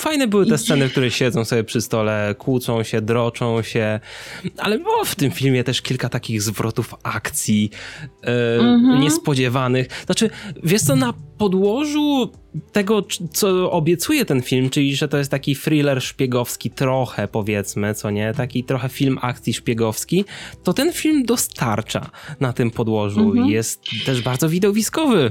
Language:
Polish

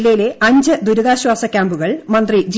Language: Malayalam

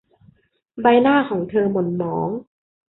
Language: Thai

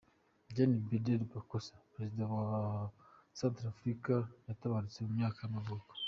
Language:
Kinyarwanda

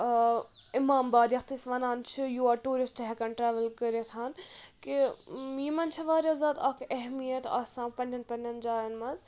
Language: Kashmiri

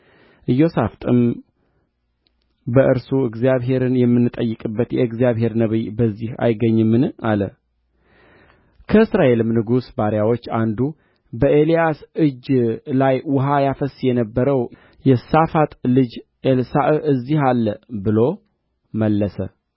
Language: Amharic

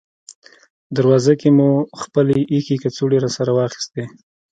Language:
Pashto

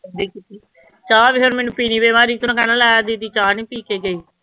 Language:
Punjabi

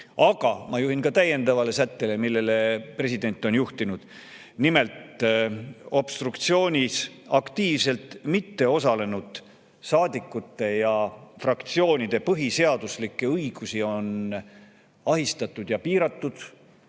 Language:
Estonian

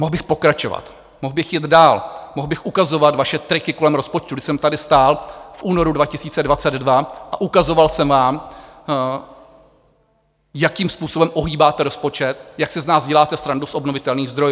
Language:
Czech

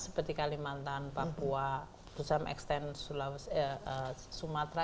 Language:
Indonesian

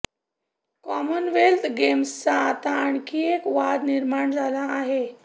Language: Marathi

